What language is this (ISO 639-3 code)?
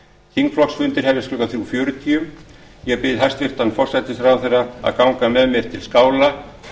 isl